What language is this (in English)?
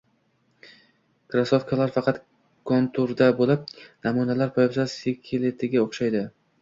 Uzbek